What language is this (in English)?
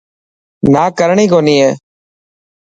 Dhatki